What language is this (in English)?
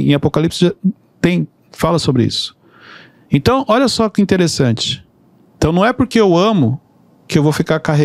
Portuguese